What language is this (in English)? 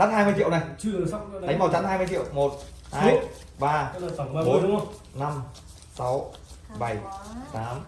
Vietnamese